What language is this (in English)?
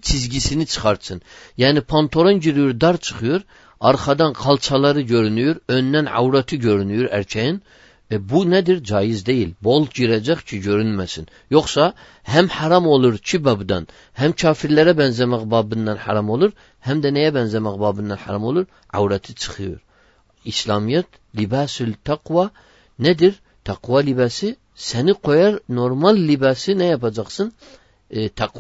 Turkish